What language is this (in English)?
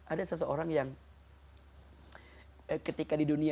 Indonesian